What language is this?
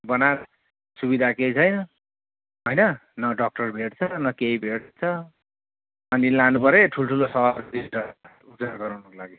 Nepali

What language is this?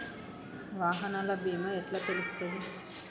Telugu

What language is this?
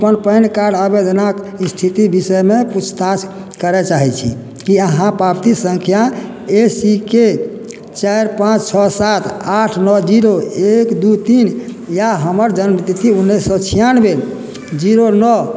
Maithili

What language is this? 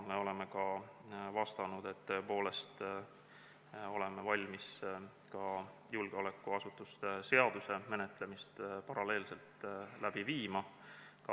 Estonian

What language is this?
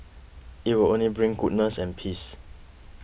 English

